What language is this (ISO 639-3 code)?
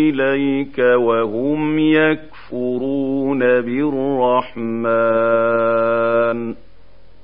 ara